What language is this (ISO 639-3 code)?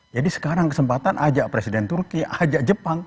ind